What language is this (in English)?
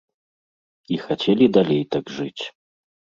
Belarusian